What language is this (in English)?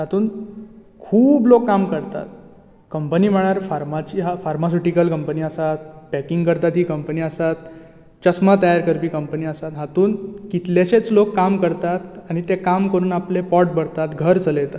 Konkani